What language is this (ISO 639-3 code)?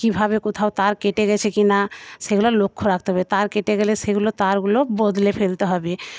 ben